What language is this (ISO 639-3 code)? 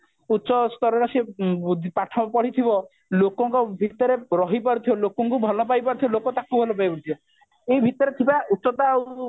ori